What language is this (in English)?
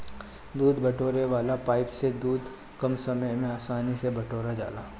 Bhojpuri